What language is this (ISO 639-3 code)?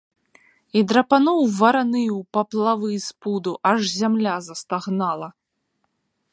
bel